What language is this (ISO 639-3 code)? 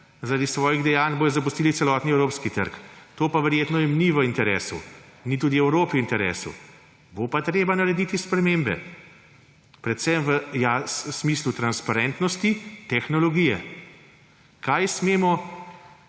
slv